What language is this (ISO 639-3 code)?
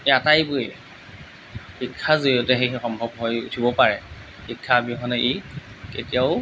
asm